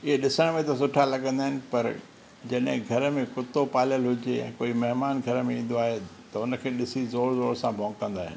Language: Sindhi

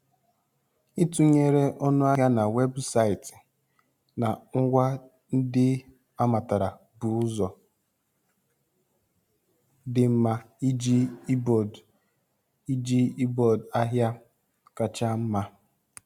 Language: Igbo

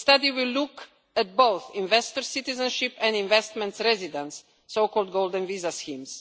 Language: English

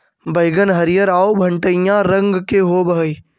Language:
Magahi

